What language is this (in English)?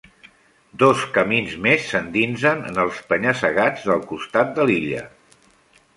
Catalan